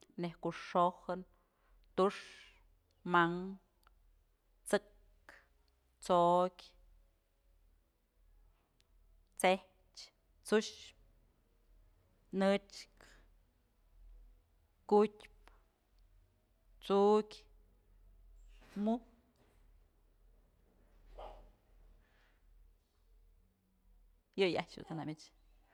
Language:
Mazatlán Mixe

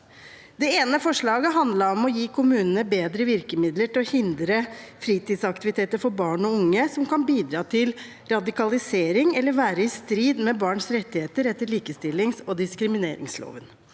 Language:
Norwegian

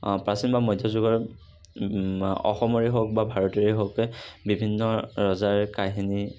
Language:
Assamese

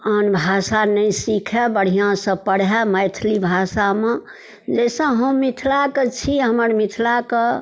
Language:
Maithili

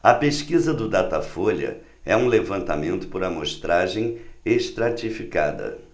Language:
Portuguese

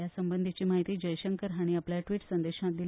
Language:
Konkani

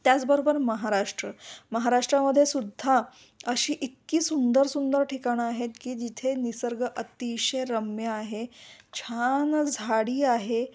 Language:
Marathi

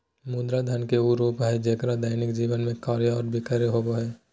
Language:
Magahi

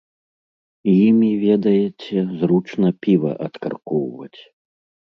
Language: Belarusian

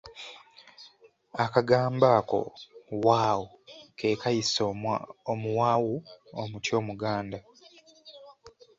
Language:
Ganda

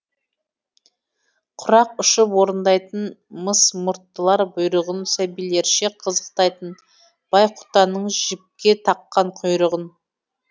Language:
Kazakh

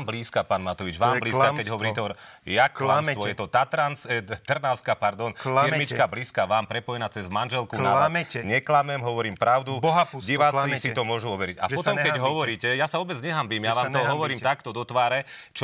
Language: Slovak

